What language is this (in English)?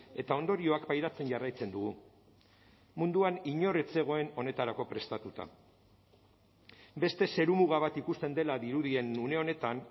Basque